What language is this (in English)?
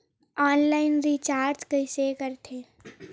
Chhattisgarhi